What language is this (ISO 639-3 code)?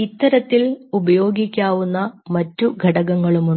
mal